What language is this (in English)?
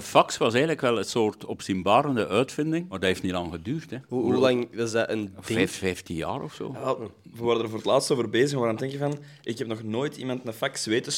Dutch